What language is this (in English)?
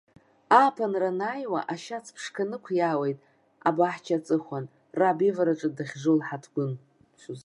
Abkhazian